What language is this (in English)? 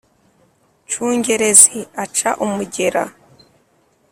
Kinyarwanda